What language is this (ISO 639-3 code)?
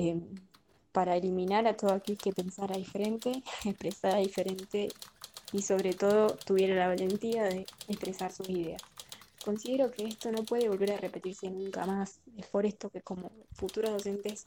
spa